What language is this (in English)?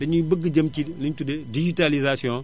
Wolof